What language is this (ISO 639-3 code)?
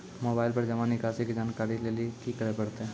mai